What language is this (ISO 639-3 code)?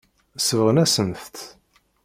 kab